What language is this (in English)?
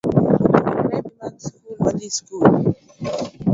Luo (Kenya and Tanzania)